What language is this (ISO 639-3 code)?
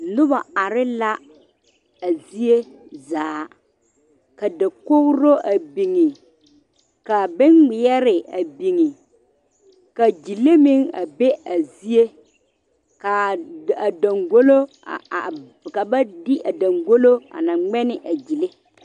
dga